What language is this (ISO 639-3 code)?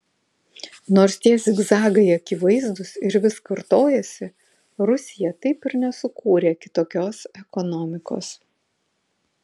lit